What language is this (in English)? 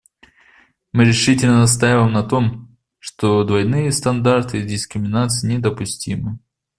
Russian